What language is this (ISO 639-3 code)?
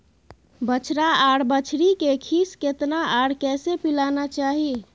mai